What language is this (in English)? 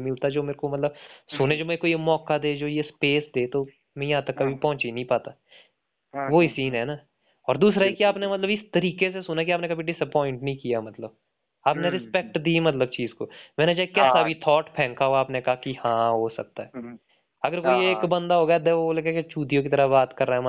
Hindi